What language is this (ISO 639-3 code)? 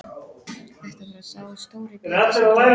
isl